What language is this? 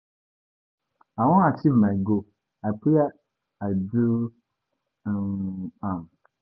Nigerian Pidgin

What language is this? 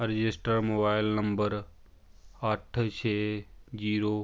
Punjabi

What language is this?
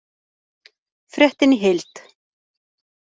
Icelandic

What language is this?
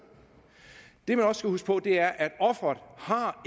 Danish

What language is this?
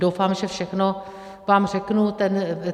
Czech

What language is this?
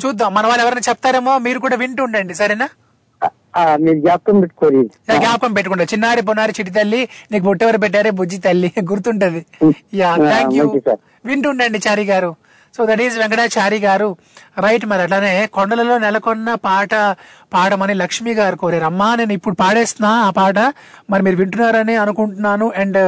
Telugu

